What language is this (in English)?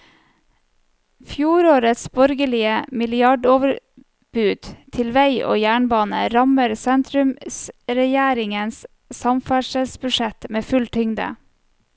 Norwegian